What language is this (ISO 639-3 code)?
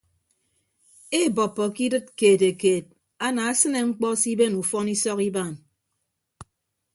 ibb